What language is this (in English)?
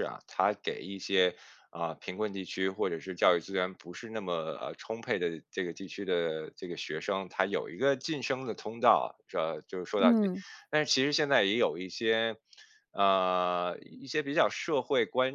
Chinese